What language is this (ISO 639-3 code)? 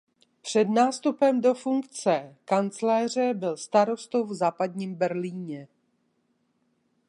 ces